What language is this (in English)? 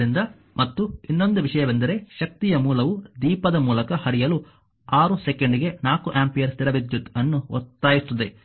Kannada